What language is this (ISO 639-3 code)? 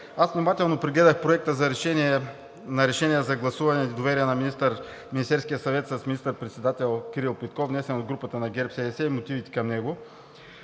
bul